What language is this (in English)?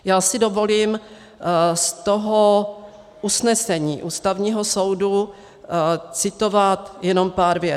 Czech